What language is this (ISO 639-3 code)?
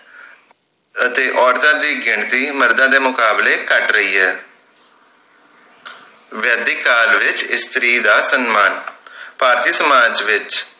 pan